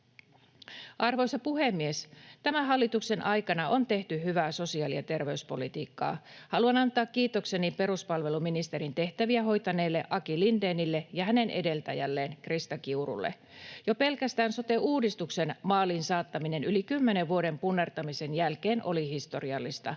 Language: Finnish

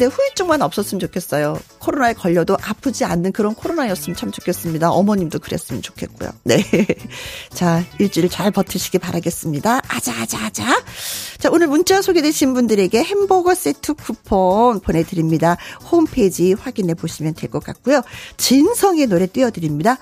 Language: Korean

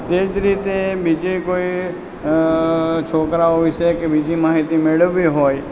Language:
Gujarati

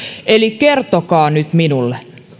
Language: Finnish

